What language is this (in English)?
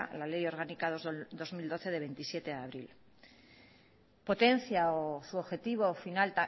Spanish